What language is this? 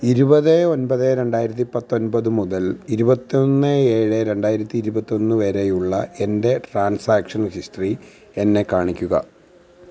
Malayalam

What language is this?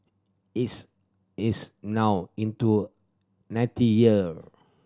English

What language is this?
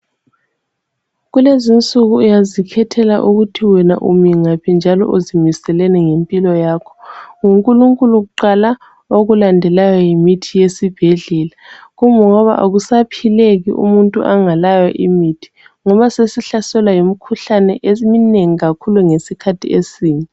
North Ndebele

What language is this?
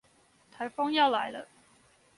Chinese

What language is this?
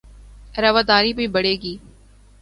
Urdu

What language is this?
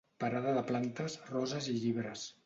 Catalan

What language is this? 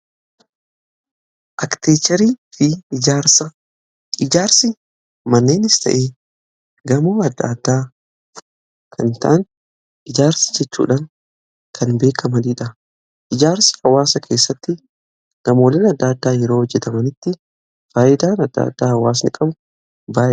Oromo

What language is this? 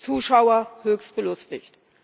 German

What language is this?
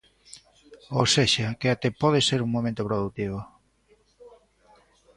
Galician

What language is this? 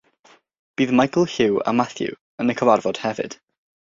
Welsh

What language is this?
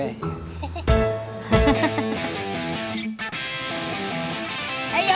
Indonesian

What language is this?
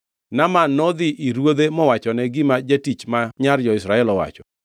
Luo (Kenya and Tanzania)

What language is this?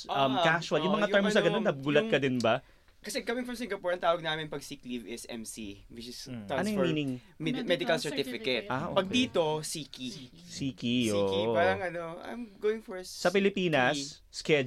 Filipino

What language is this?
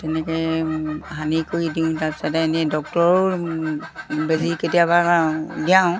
Assamese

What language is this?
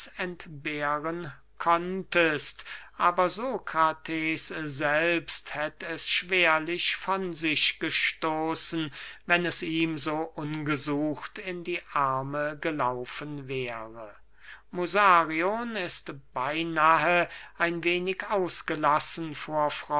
German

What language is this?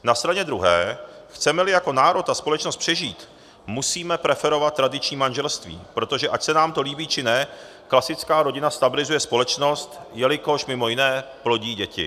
Czech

